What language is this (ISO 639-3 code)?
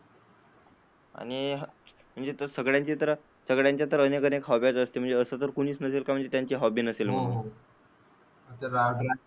mar